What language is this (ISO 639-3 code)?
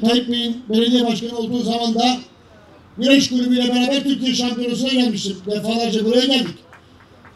tur